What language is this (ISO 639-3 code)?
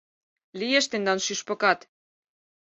chm